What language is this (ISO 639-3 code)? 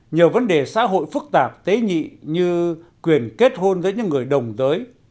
vie